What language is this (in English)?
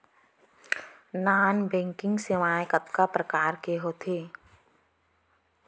Chhattisgarhi